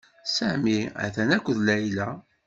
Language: Kabyle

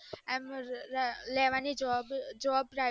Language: Gujarati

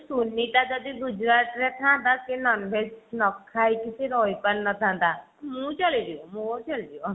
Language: Odia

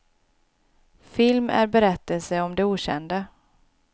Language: Swedish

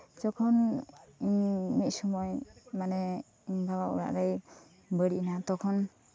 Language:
Santali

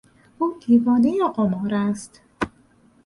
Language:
Persian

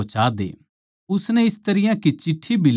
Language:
Haryanvi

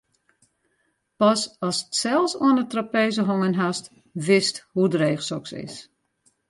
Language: Western Frisian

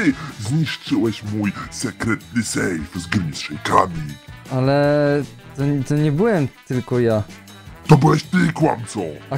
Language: Polish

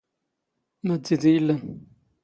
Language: Standard Moroccan Tamazight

